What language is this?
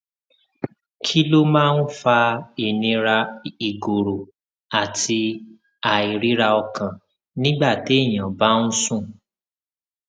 Yoruba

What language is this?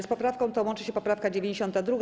Polish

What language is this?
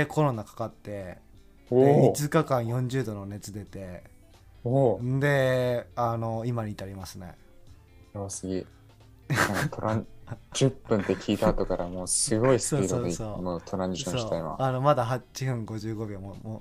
Japanese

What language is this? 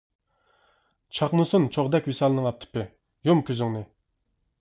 Uyghur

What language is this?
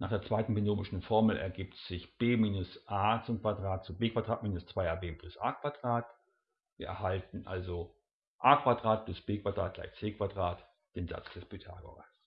German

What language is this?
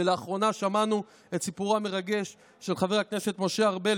Hebrew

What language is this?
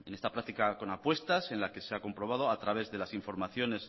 Spanish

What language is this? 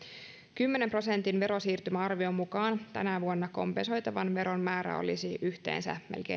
Finnish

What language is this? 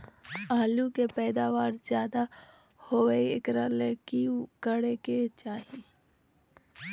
Magahi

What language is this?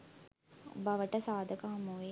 Sinhala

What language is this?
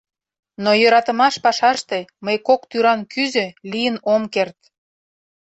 Mari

